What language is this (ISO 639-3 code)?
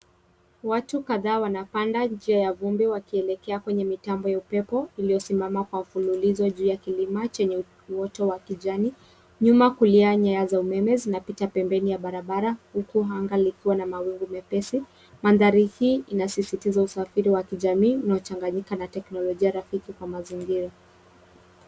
swa